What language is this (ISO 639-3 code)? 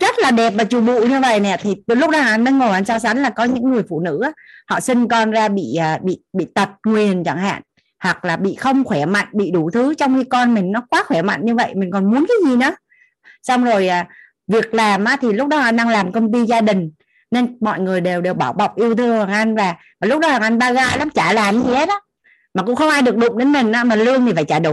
vie